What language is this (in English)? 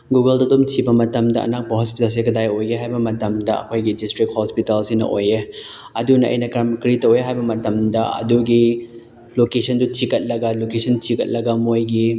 Manipuri